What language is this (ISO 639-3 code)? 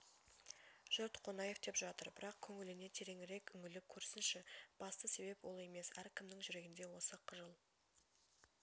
kaz